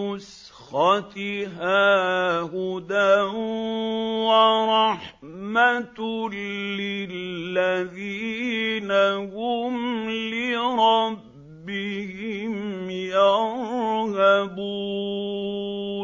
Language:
Arabic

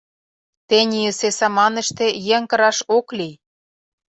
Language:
Mari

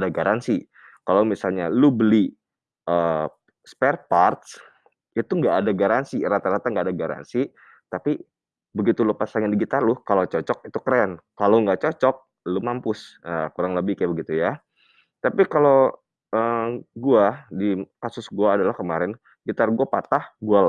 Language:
Indonesian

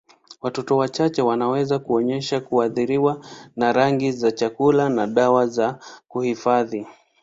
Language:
Swahili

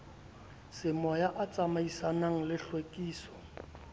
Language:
Southern Sotho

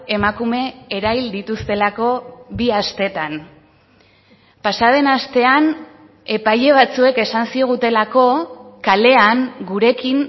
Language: Basque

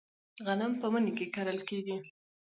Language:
Pashto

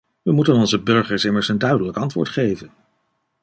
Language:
Dutch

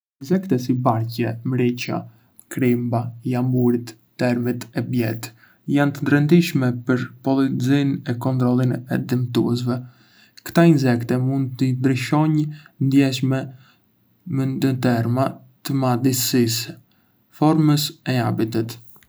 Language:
Arbëreshë Albanian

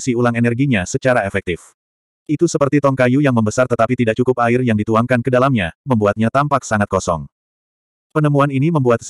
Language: Indonesian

